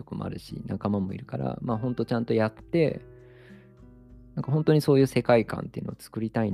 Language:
Japanese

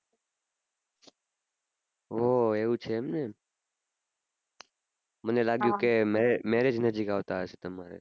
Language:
Gujarati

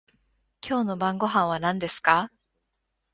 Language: Japanese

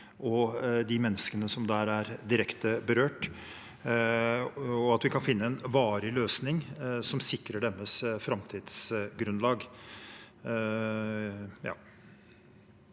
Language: Norwegian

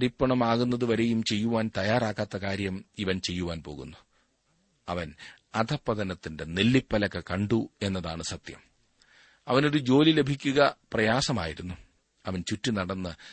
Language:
Malayalam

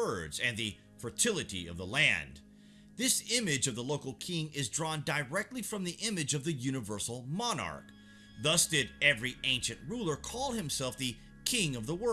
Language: English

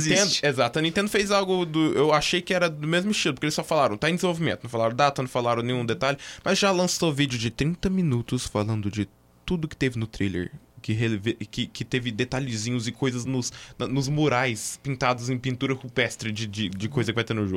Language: Portuguese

